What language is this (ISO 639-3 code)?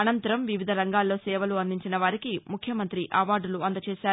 tel